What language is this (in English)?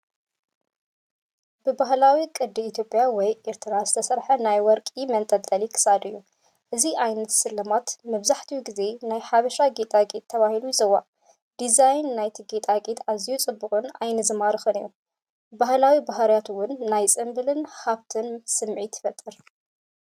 Tigrinya